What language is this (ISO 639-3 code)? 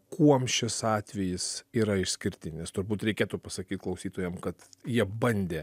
lit